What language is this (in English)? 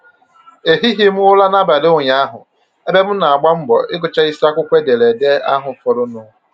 Igbo